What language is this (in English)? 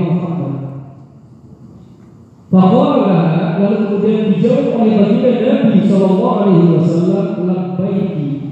Indonesian